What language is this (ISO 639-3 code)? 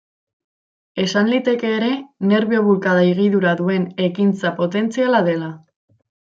eus